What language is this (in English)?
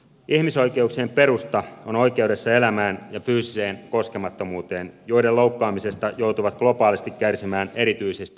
Finnish